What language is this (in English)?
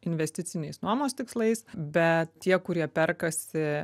Lithuanian